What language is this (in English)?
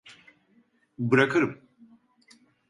Turkish